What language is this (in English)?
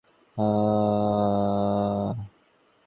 Bangla